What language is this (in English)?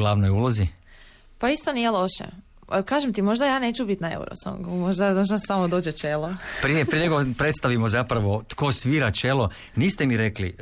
Croatian